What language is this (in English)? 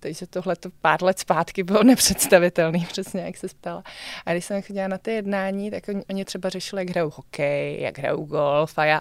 Czech